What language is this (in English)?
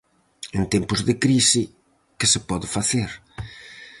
Galician